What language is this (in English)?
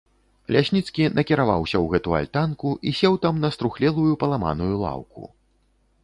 Belarusian